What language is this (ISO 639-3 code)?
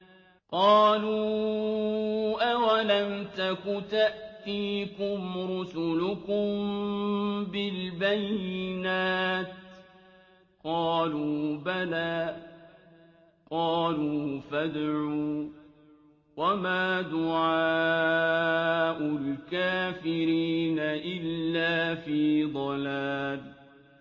ara